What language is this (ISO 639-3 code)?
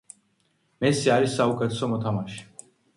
kat